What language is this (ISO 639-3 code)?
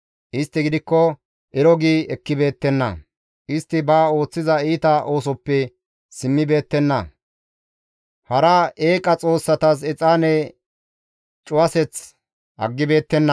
gmv